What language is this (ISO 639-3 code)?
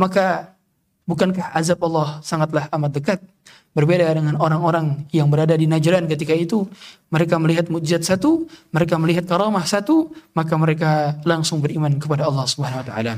ind